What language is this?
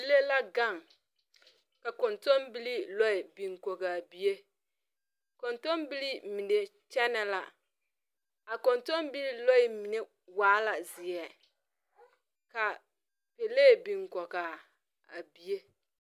Southern Dagaare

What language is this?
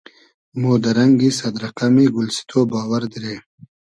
Hazaragi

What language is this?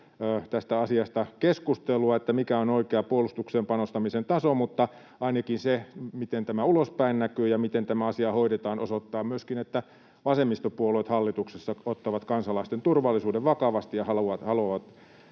Finnish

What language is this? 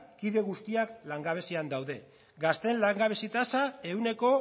Basque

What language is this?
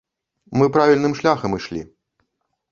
Belarusian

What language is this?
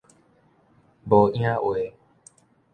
Min Nan Chinese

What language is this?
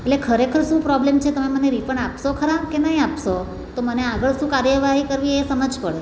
Gujarati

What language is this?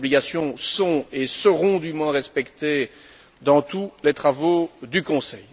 French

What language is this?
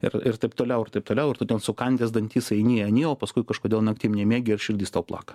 Lithuanian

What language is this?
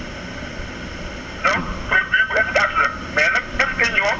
Wolof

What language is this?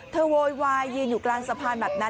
Thai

